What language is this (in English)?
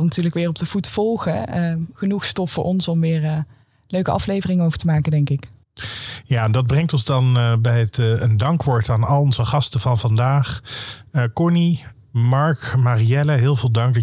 Dutch